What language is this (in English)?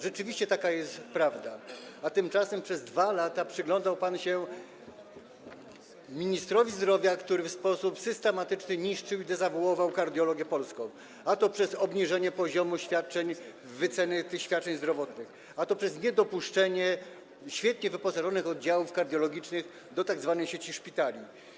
Polish